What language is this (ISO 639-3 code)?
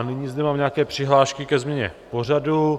ces